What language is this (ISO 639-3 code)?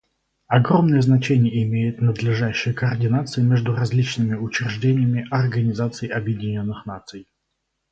rus